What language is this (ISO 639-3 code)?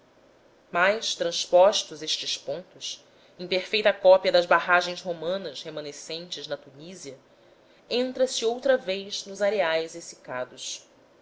por